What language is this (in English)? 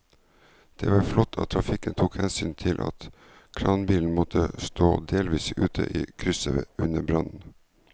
Norwegian